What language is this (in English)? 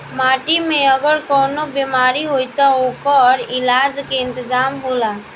Bhojpuri